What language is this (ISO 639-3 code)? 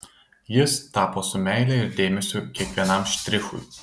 lit